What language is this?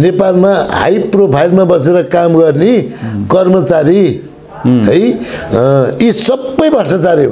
Romanian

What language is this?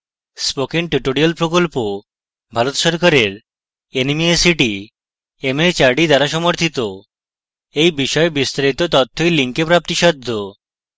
Bangla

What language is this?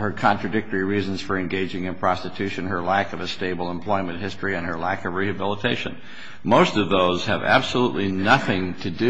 English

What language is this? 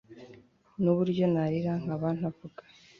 Kinyarwanda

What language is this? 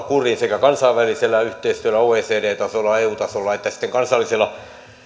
Finnish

